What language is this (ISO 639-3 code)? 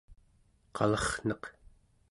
esu